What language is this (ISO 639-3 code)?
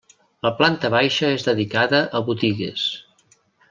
cat